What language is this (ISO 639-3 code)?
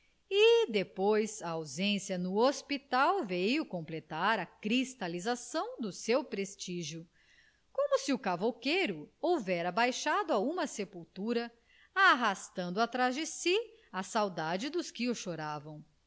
por